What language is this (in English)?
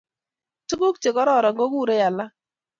Kalenjin